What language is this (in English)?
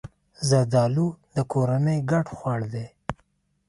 Pashto